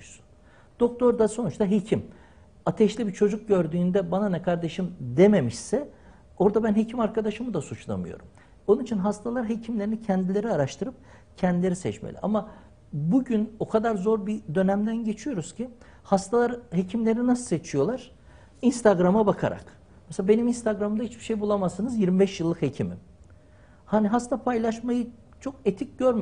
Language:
Turkish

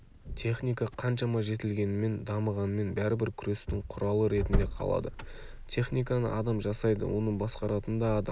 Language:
Kazakh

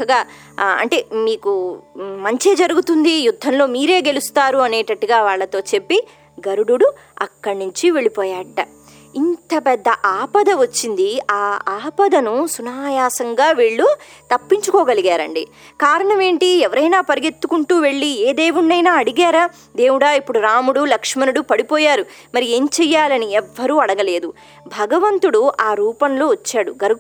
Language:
Telugu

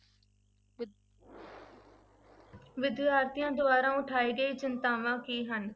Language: Punjabi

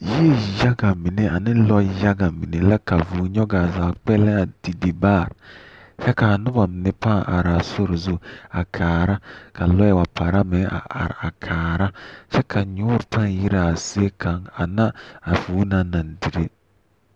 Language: Southern Dagaare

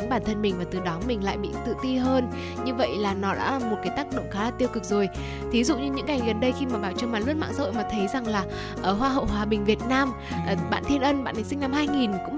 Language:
Vietnamese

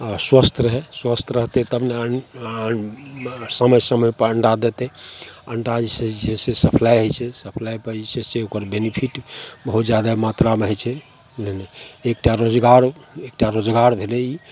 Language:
Maithili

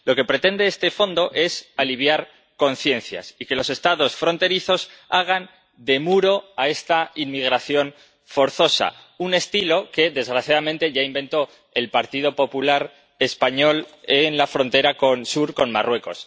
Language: Spanish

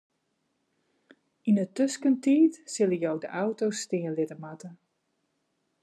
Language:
Western Frisian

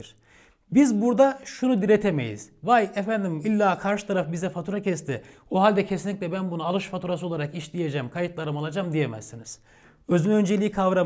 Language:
Turkish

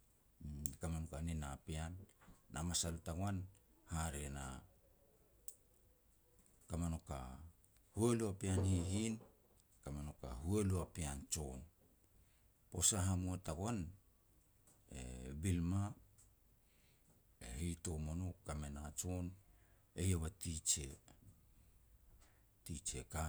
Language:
Petats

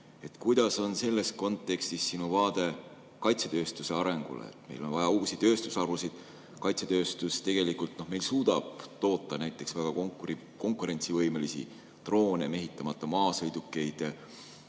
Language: Estonian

